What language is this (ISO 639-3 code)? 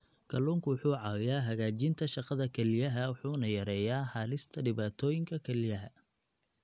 som